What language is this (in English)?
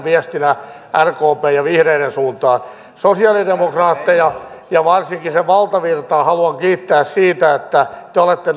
Finnish